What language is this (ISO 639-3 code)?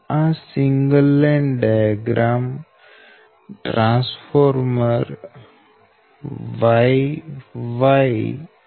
guj